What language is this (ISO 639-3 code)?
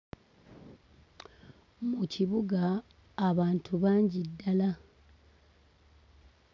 lug